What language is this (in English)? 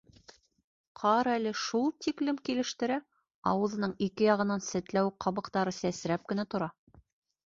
Bashkir